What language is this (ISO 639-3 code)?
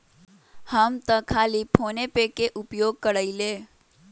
mag